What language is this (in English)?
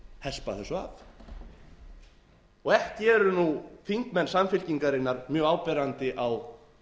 Icelandic